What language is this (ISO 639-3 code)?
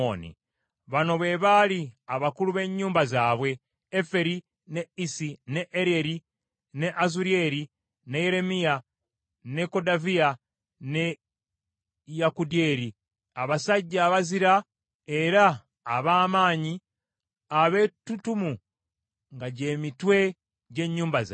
lug